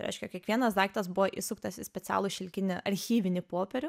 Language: Lithuanian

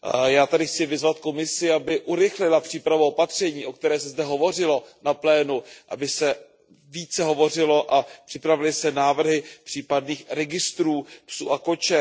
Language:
Czech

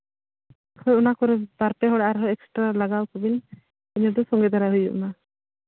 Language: Santali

